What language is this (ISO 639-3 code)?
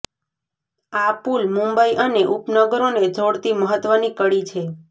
guj